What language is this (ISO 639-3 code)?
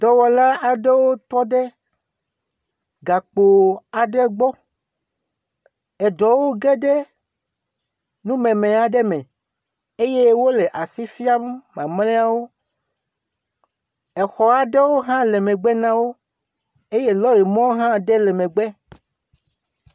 ewe